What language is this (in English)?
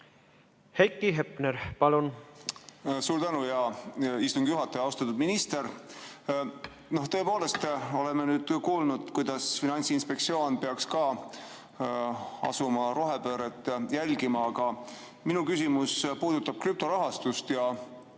Estonian